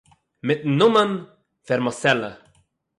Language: Yiddish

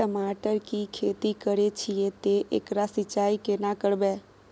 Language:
Maithili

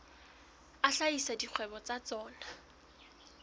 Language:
Southern Sotho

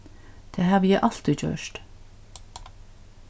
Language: Faroese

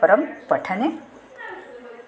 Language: Sanskrit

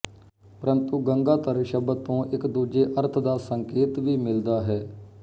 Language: Punjabi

